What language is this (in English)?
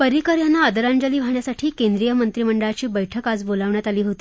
Marathi